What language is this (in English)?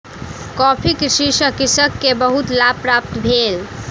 Maithili